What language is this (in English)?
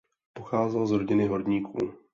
Czech